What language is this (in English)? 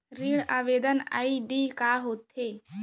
Chhattisgarhi